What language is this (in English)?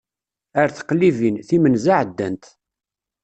Kabyle